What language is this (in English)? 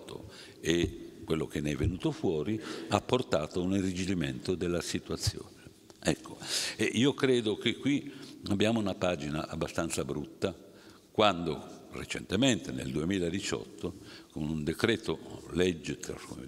Italian